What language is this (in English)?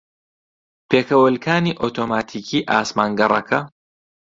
Central Kurdish